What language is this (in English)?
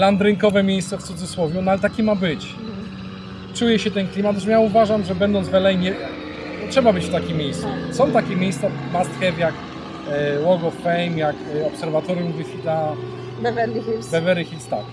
Polish